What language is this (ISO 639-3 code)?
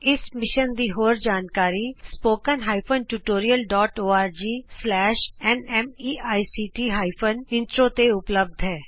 pan